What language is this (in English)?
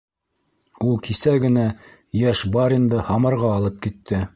Bashkir